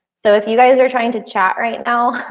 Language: English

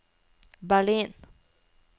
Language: Norwegian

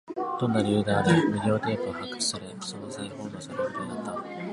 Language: Japanese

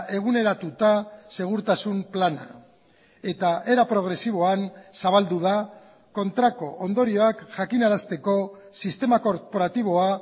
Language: Basque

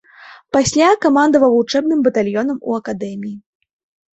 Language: Belarusian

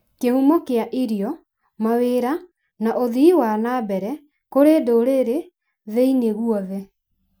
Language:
Kikuyu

